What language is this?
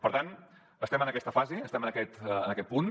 Catalan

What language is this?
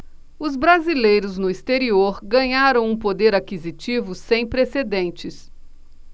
Portuguese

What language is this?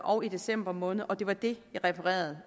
Danish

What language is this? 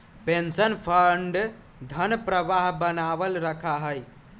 Magahi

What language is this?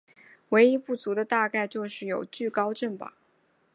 Chinese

